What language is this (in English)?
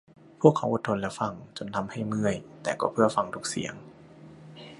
Thai